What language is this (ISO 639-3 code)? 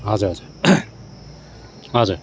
nep